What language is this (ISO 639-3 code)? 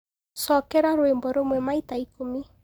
kik